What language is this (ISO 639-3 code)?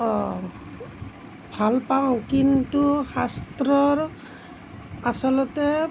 asm